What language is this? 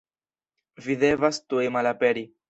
Esperanto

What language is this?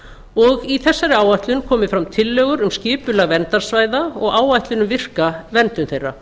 Icelandic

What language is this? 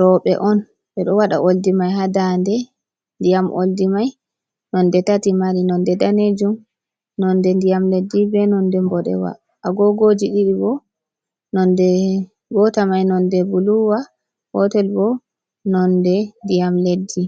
Fula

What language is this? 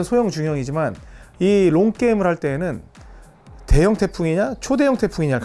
Korean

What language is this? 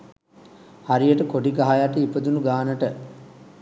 Sinhala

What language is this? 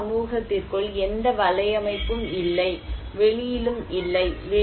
Tamil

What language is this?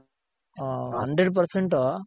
Kannada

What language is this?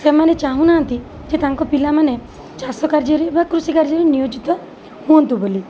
Odia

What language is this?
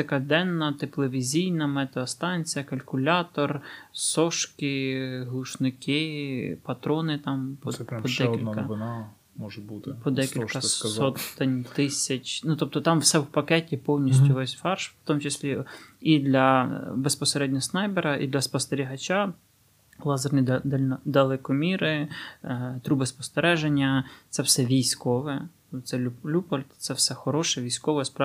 Ukrainian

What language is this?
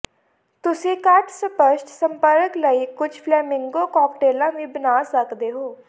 Punjabi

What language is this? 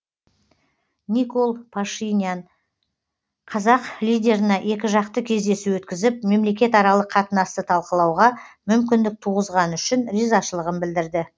Kazakh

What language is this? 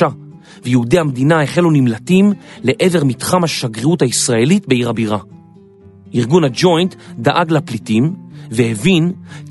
Hebrew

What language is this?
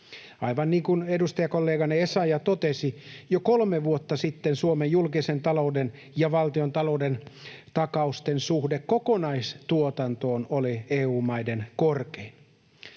Finnish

